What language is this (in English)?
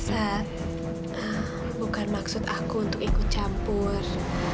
Indonesian